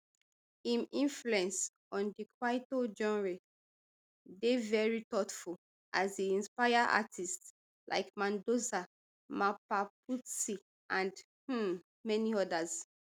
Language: Nigerian Pidgin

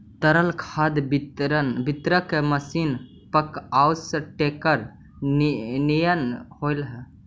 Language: Magahi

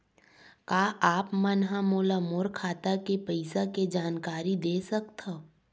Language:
Chhattisgarhi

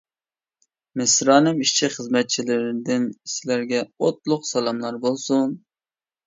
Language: Uyghur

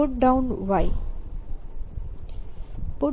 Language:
Gujarati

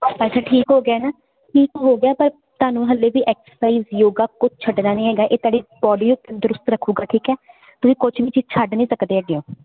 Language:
Punjabi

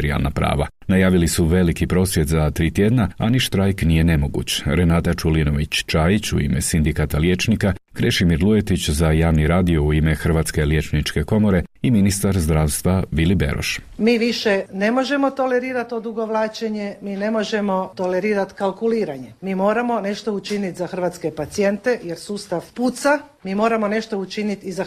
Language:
Croatian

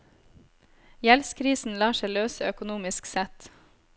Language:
Norwegian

